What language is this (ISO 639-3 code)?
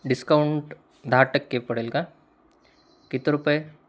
mar